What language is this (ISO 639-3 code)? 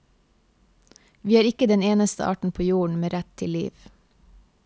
nor